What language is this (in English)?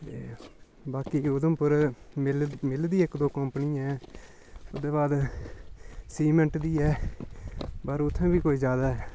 Dogri